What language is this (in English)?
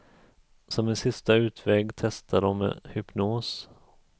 Swedish